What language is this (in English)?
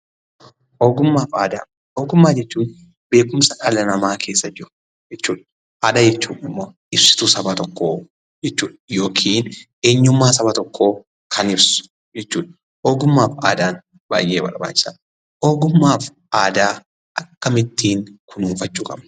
Oromo